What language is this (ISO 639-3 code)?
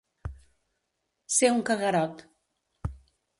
cat